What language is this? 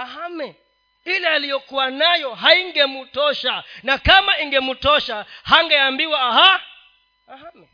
Swahili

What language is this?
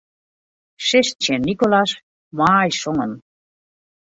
Western Frisian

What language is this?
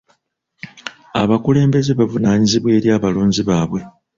Ganda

